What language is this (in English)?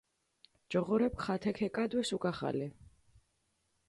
Mingrelian